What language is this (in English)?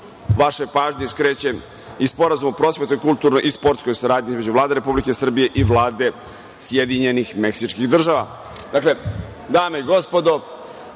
Serbian